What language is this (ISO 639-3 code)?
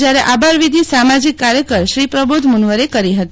guj